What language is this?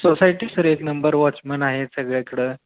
Marathi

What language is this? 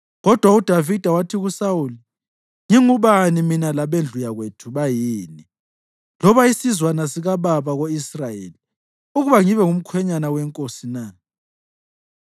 North Ndebele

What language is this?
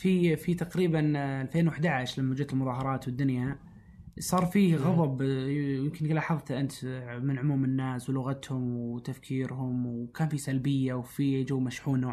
Arabic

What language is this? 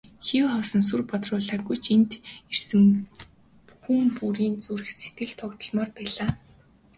Mongolian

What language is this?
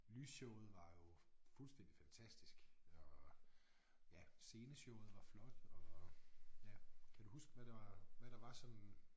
Danish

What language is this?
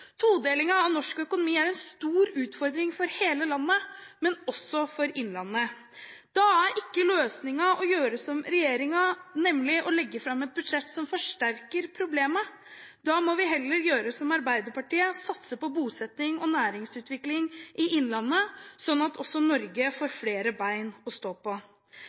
Norwegian Bokmål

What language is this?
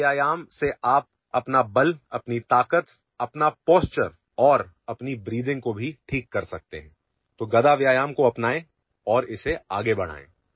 Marathi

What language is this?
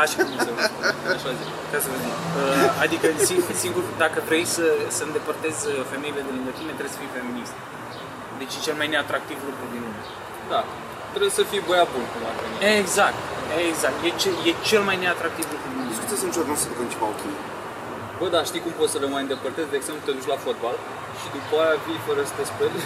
Romanian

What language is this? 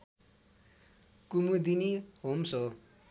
Nepali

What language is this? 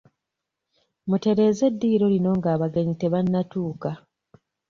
Ganda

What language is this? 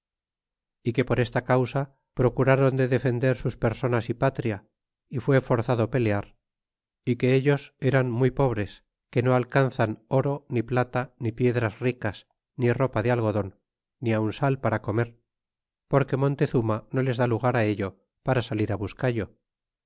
Spanish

